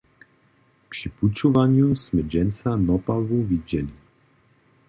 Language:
Upper Sorbian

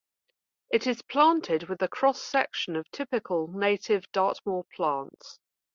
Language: English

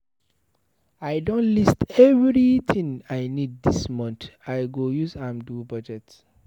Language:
Nigerian Pidgin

